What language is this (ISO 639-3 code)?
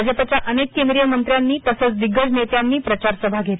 mar